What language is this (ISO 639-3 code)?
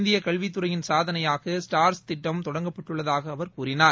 tam